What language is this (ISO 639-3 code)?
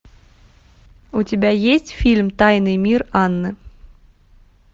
rus